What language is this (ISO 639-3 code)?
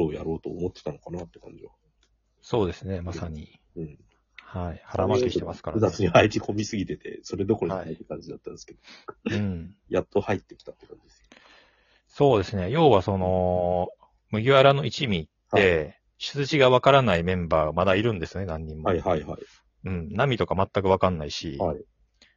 jpn